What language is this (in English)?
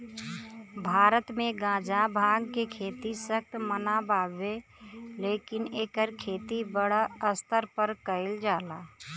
Bhojpuri